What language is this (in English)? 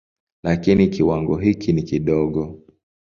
Swahili